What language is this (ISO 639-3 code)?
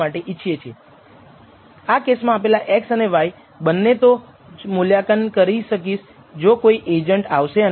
guj